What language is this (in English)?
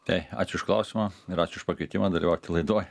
Lithuanian